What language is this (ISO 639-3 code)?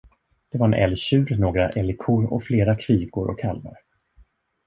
swe